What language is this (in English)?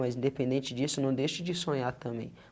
Portuguese